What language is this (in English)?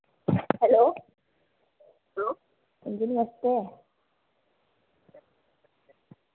Dogri